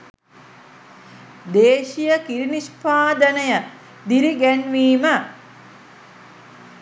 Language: Sinhala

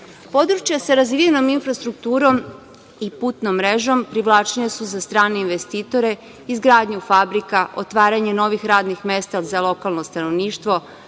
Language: Serbian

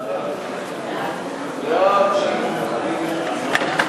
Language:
Hebrew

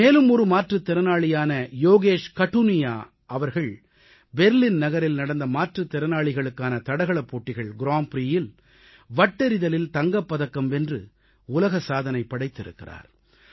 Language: Tamil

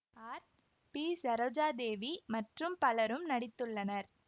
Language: Tamil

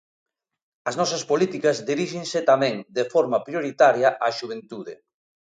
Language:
Galician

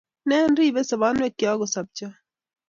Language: Kalenjin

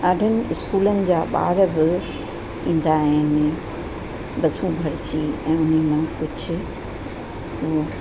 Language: Sindhi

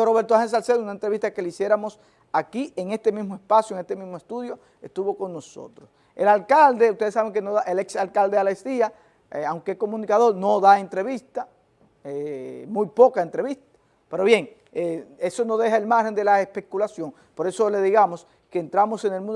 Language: Spanish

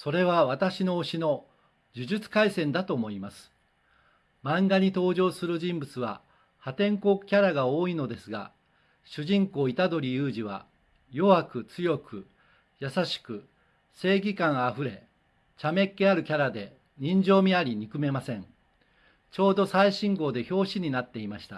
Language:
Japanese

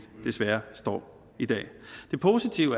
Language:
Danish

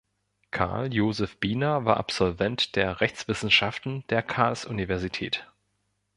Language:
German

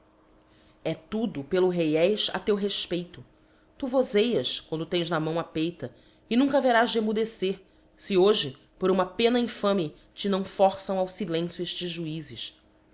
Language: Portuguese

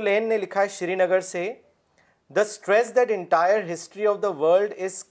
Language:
Urdu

